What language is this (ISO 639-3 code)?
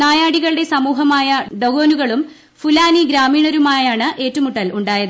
mal